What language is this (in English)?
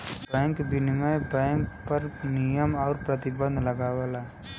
Bhojpuri